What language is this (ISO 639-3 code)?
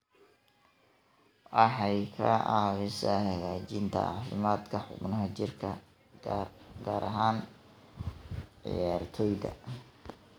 som